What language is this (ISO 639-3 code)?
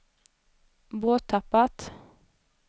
swe